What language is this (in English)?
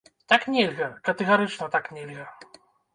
Belarusian